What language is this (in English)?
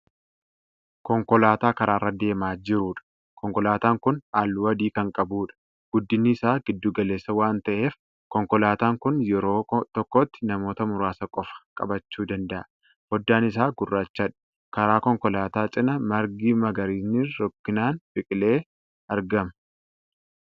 Oromo